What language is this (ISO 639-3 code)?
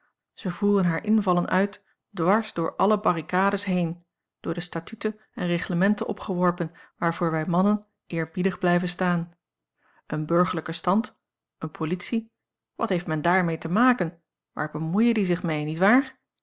nld